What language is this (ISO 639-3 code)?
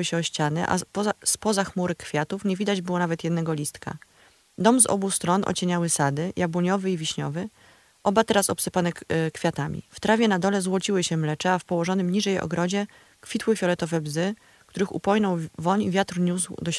pol